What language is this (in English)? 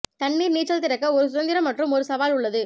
Tamil